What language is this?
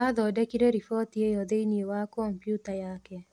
Kikuyu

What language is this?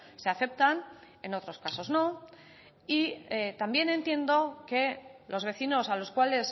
Spanish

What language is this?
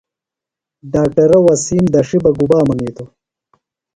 Phalura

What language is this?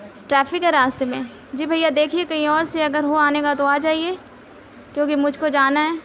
Urdu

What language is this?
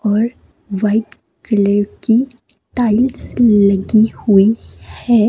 Hindi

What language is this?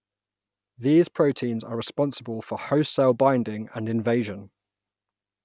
English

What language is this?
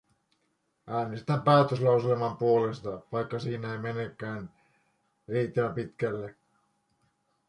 Finnish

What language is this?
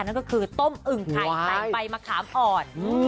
Thai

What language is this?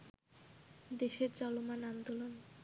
Bangla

